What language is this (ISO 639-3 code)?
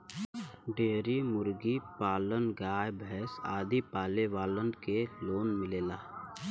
bho